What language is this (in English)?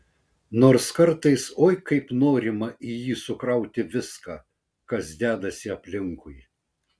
Lithuanian